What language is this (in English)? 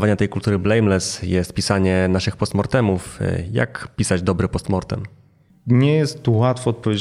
Polish